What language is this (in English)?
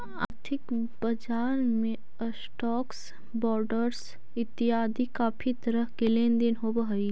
Magahi